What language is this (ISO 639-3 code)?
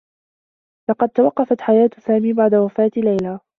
ara